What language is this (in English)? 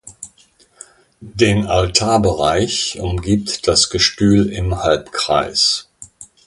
German